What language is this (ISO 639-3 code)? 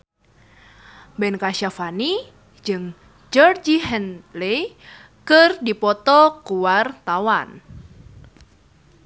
sun